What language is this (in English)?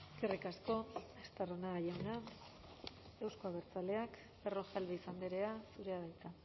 Basque